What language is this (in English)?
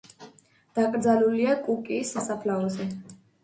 Georgian